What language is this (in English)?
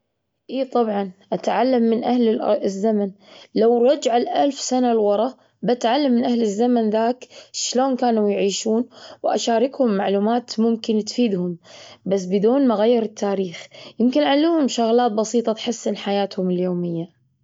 Gulf Arabic